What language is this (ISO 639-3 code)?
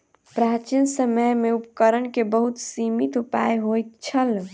mai